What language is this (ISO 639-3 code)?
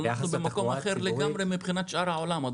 heb